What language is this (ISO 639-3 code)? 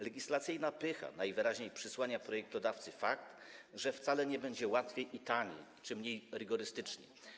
pol